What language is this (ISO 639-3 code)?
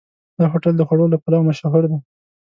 pus